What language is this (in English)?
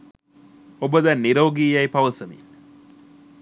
Sinhala